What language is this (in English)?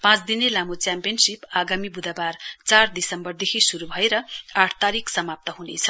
Nepali